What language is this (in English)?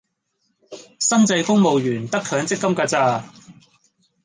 Cantonese